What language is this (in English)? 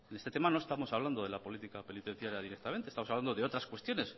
Spanish